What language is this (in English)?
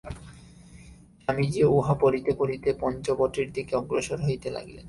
Bangla